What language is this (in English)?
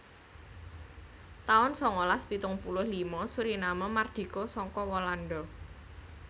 Javanese